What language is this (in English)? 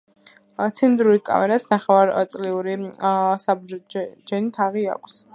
Georgian